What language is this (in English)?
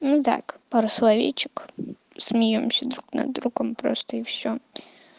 Russian